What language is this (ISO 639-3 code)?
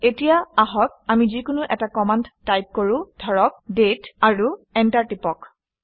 asm